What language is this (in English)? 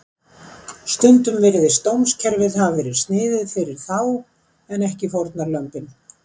Icelandic